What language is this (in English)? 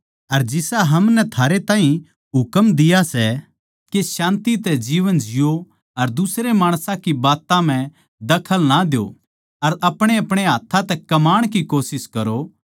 Haryanvi